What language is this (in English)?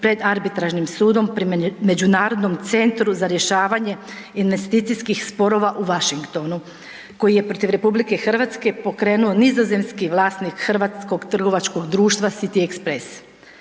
Croatian